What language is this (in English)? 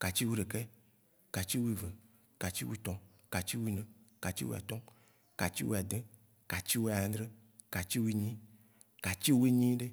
Waci Gbe